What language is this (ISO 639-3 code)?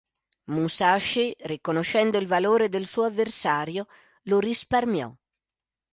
ita